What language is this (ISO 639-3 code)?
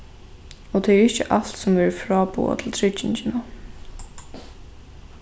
fao